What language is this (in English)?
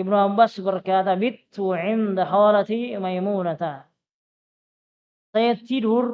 Indonesian